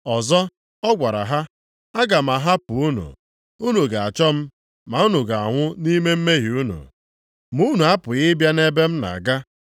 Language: Igbo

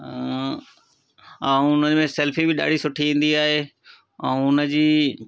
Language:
Sindhi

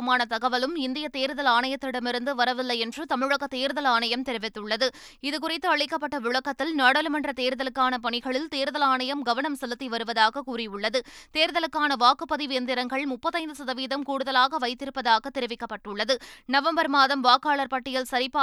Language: Tamil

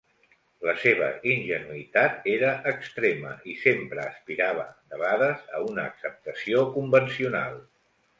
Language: Catalan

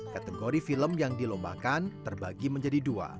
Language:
Indonesian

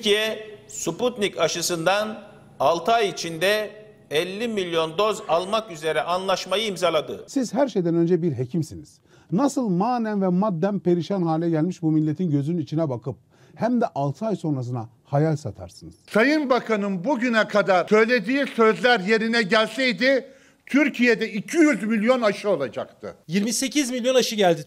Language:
Turkish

